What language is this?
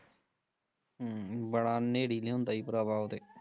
Punjabi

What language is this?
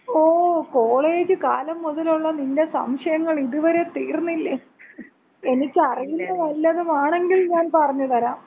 Malayalam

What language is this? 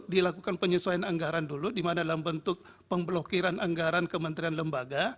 Indonesian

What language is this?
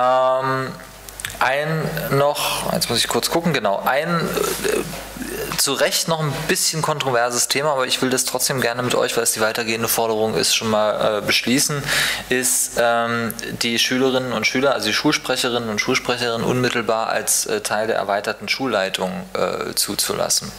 German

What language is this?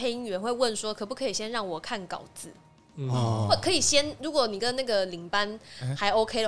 Chinese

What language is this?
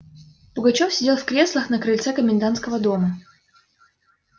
Russian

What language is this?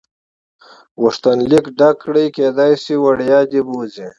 Pashto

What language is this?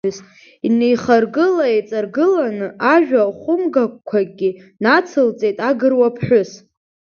Abkhazian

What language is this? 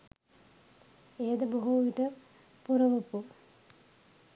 Sinhala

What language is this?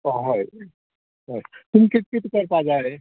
Konkani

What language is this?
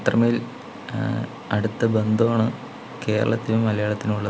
Malayalam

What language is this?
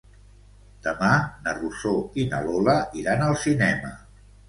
Catalan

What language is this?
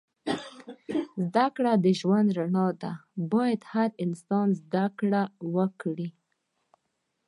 Pashto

